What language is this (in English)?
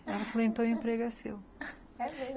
Portuguese